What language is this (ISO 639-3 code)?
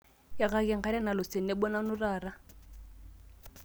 mas